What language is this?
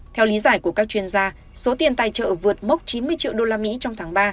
Vietnamese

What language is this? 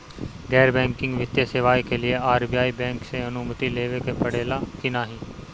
Bhojpuri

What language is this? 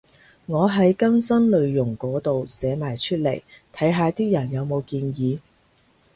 Cantonese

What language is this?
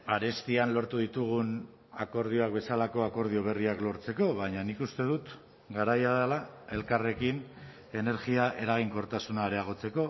Basque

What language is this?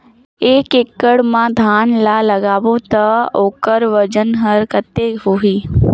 Chhattisgarhi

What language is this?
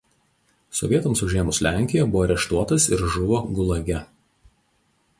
Lithuanian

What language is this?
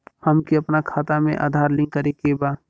Bhojpuri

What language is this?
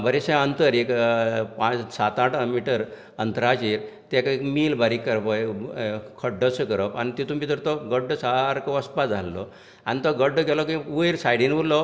Konkani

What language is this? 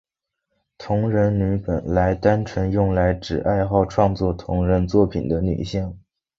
Chinese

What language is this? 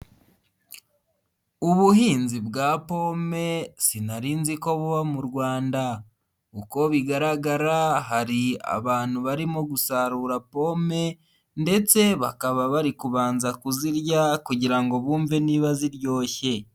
Kinyarwanda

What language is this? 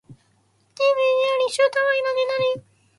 Japanese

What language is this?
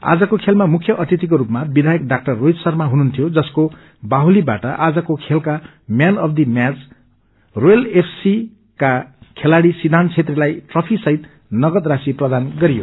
Nepali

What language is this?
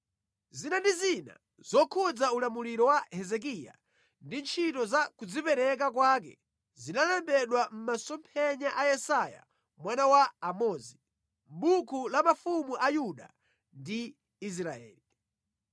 Nyanja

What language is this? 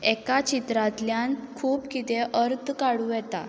Konkani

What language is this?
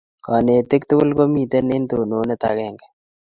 Kalenjin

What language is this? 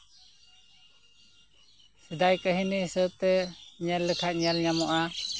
Santali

